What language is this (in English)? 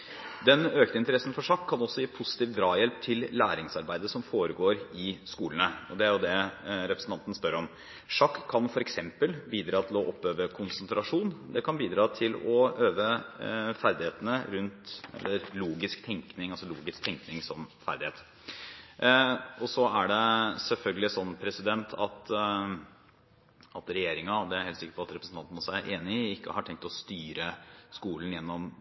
Norwegian Bokmål